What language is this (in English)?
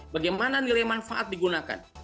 Indonesian